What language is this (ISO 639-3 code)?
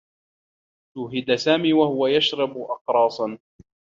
ara